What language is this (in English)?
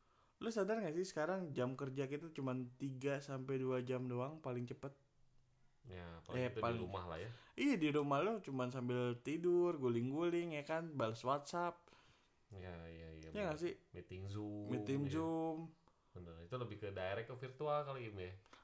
Indonesian